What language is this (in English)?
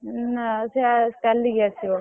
Odia